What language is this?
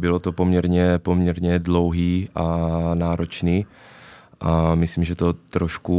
Czech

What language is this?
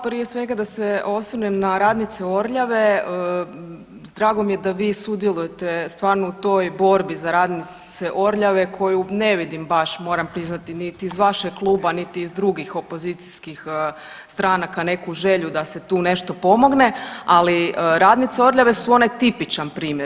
Croatian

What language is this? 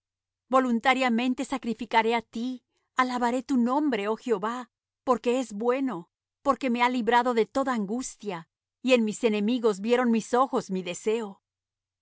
Spanish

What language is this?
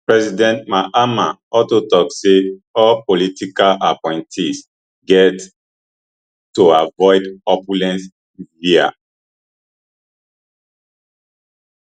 Nigerian Pidgin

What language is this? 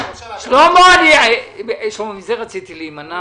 Hebrew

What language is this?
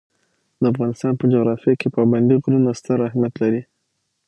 Pashto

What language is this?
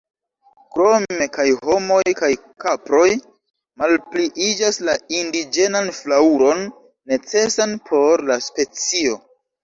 Esperanto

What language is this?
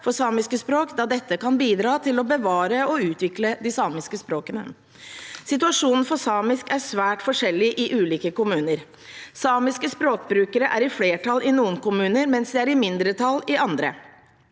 Norwegian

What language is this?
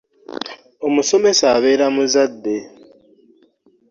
Ganda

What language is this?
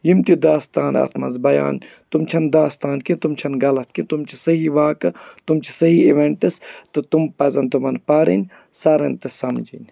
Kashmiri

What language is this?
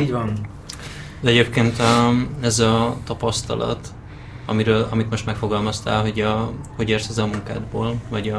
Hungarian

